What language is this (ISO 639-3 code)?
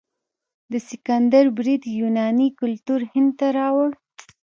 pus